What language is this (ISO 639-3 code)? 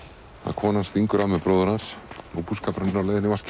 isl